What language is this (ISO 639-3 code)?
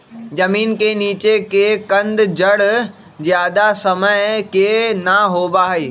mag